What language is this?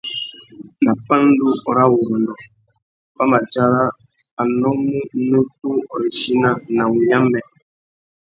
Tuki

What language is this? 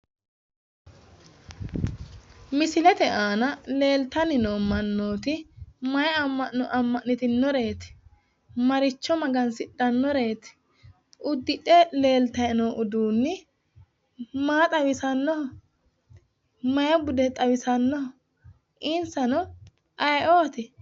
Sidamo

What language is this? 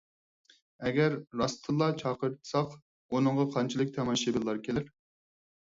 Uyghur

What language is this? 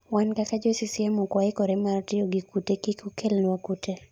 Luo (Kenya and Tanzania)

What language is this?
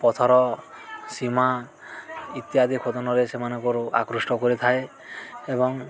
Odia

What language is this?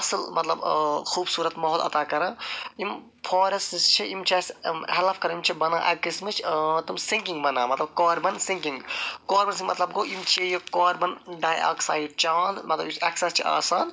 Kashmiri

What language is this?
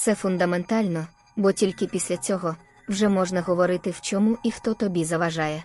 Ukrainian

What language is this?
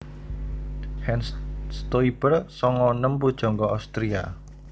Javanese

